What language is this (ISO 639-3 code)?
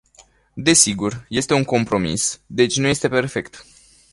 ron